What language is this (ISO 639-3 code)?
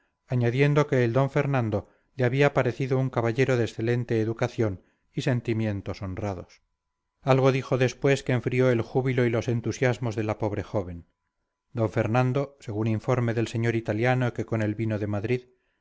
spa